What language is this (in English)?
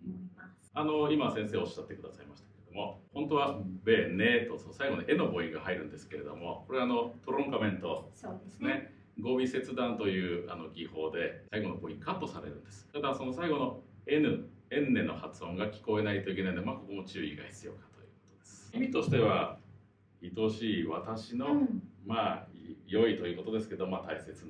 Japanese